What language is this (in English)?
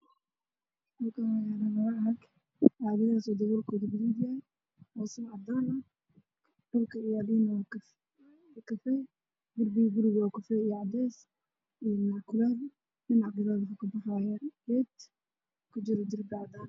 Somali